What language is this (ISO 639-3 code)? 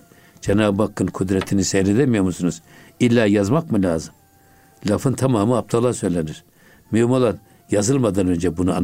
tur